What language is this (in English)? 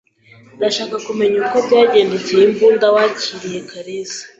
Kinyarwanda